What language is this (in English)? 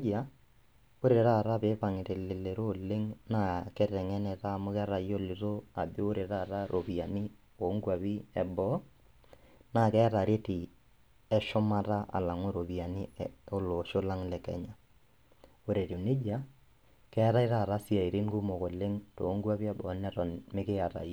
Masai